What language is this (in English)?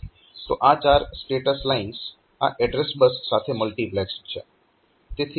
Gujarati